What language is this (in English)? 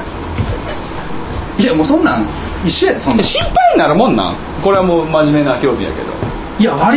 Japanese